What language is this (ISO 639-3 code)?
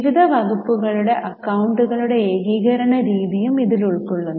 mal